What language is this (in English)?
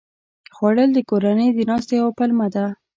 Pashto